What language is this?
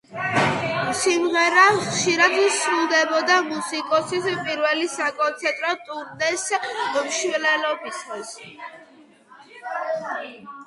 Georgian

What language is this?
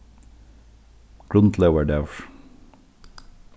Faroese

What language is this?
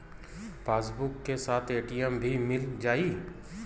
Bhojpuri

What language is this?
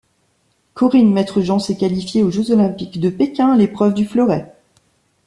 French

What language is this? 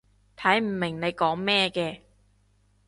Cantonese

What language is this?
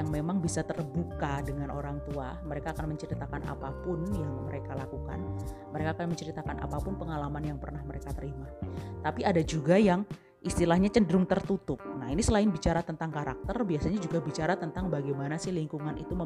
Indonesian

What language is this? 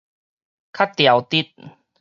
Min Nan Chinese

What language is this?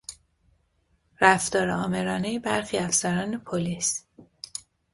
Persian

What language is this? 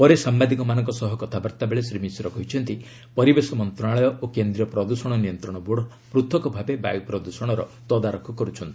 Odia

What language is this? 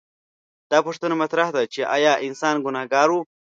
Pashto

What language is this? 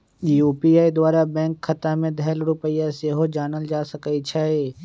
Magahi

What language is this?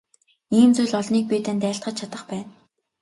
Mongolian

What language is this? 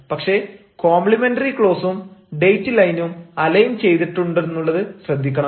Malayalam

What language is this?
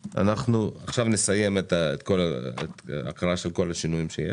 Hebrew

